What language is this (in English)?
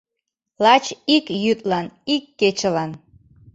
Mari